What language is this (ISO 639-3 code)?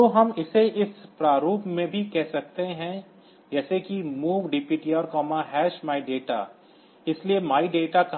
hin